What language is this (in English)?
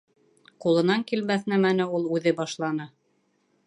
Bashkir